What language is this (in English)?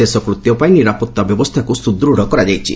Odia